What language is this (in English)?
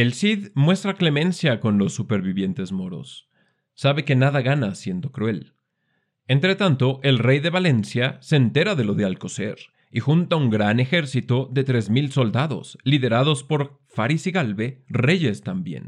Spanish